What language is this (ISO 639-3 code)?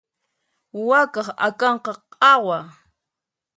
qxp